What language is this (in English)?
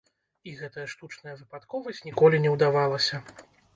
Belarusian